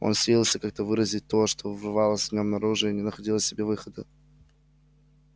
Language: Russian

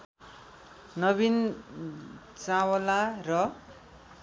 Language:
Nepali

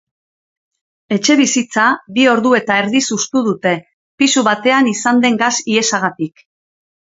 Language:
Basque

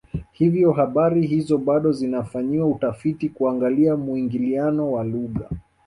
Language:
Swahili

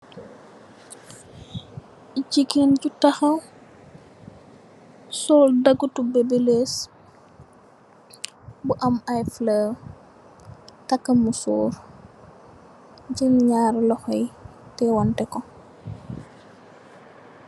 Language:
Wolof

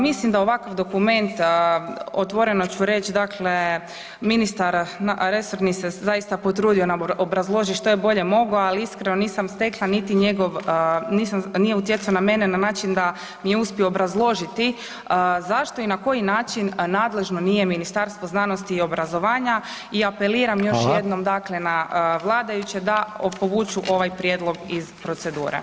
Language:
Croatian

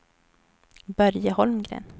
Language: Swedish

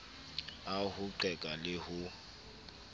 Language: Southern Sotho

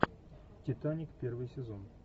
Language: Russian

